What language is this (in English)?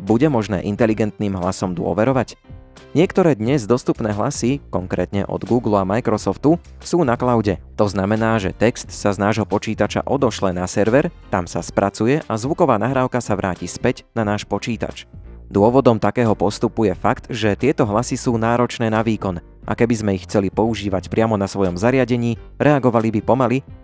Slovak